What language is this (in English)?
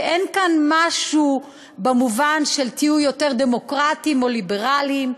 Hebrew